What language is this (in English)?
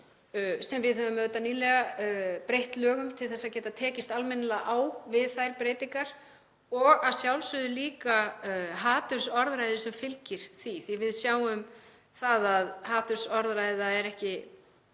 Icelandic